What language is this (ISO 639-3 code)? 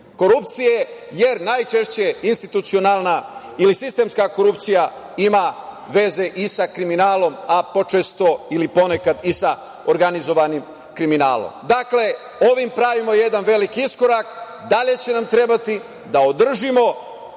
srp